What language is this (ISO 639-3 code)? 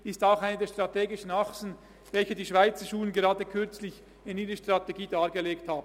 gsw